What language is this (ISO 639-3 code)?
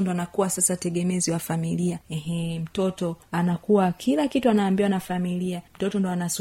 swa